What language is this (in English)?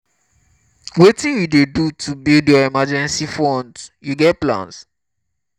Nigerian Pidgin